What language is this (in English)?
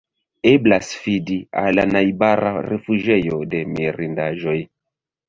Esperanto